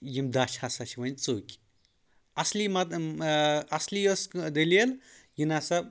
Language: Kashmiri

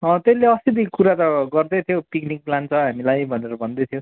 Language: Nepali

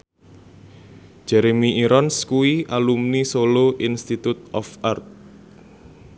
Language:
Javanese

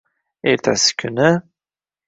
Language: Uzbek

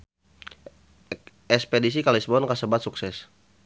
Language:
Sundanese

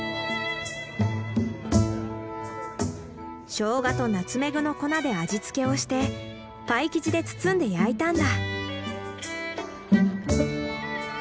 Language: Japanese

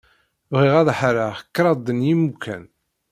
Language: Kabyle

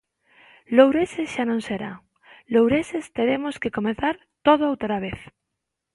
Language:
Galician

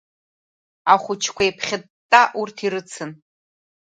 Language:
Abkhazian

